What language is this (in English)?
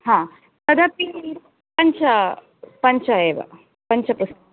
Sanskrit